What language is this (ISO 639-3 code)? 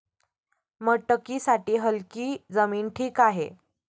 mar